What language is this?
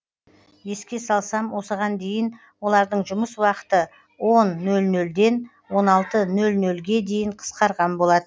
Kazakh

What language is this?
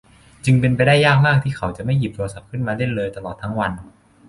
Thai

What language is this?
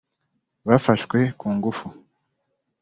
Kinyarwanda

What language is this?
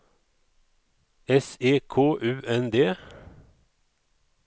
Swedish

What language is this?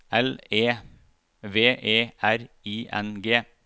Norwegian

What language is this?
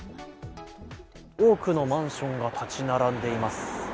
Japanese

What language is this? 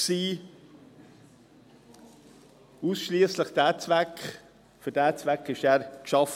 Swiss German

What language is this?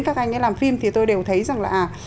Vietnamese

